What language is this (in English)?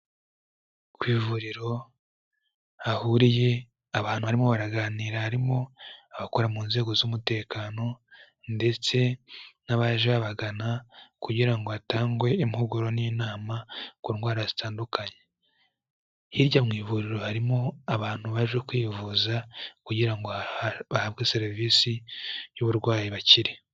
Kinyarwanda